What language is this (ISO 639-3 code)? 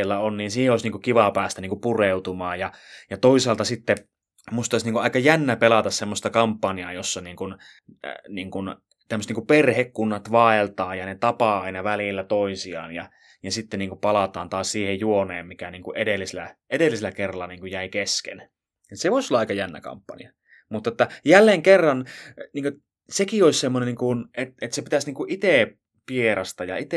fin